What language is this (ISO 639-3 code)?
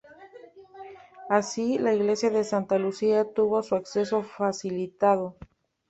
spa